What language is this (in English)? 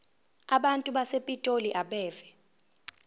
Zulu